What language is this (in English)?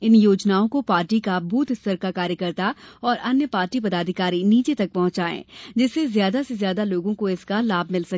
Hindi